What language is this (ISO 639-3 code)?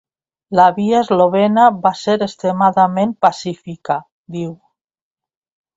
cat